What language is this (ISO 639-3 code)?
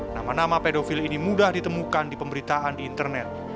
ind